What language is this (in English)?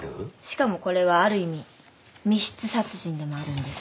Japanese